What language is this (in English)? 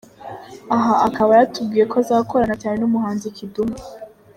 Kinyarwanda